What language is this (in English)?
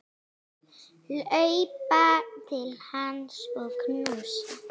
Icelandic